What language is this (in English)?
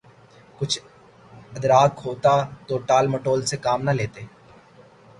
Urdu